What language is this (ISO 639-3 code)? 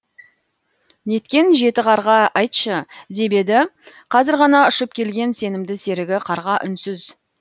kaz